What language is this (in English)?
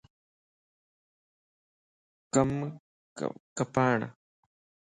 Lasi